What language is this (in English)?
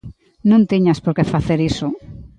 Galician